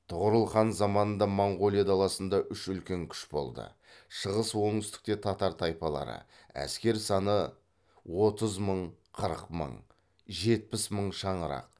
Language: Kazakh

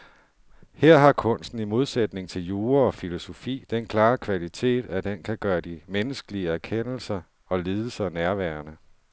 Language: Danish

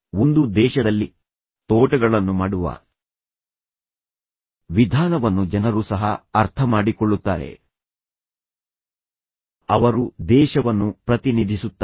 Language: Kannada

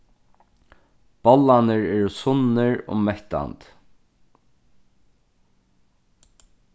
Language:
Faroese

